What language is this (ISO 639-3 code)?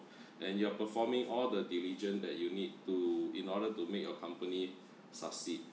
eng